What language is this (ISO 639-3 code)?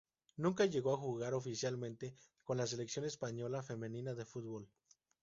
spa